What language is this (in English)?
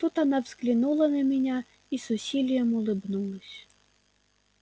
Russian